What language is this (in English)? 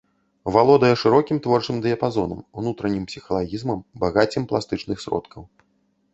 Belarusian